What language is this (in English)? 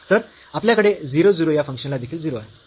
Marathi